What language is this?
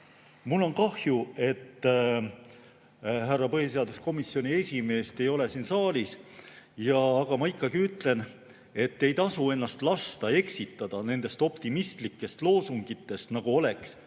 Estonian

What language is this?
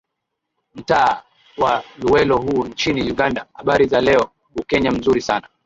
Swahili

